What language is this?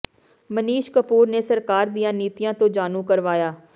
Punjabi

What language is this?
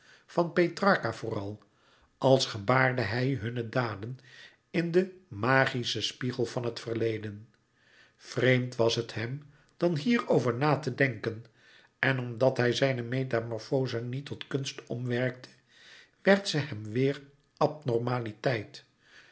Dutch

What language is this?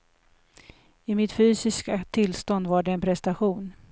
Swedish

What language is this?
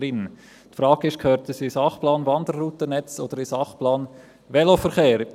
Swiss German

